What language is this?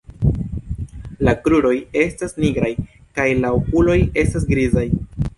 Esperanto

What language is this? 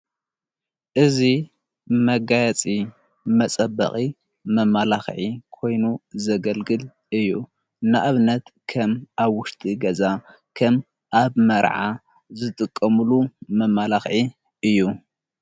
Tigrinya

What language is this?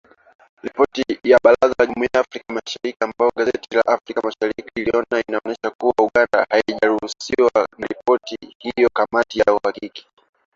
Swahili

